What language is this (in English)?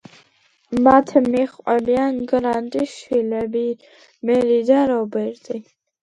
Georgian